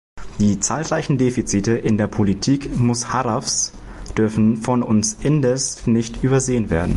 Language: German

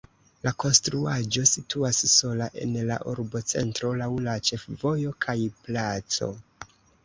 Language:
Esperanto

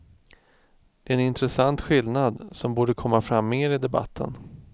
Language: Swedish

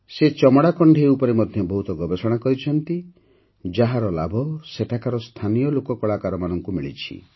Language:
Odia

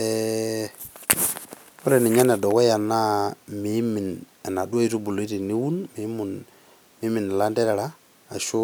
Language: Masai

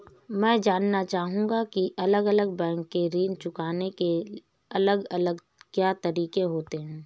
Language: Hindi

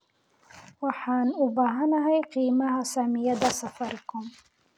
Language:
Somali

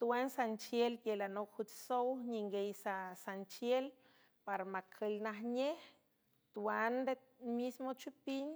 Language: San Francisco Del Mar Huave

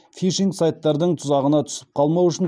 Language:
Kazakh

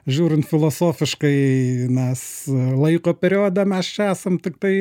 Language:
Lithuanian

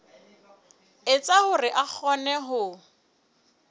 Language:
Southern Sotho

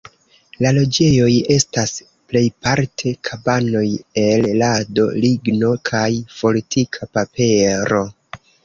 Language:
Esperanto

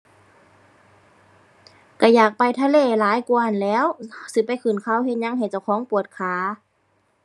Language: Thai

